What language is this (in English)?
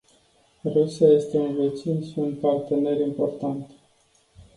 Romanian